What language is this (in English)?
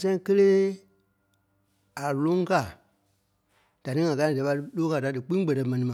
Kpelle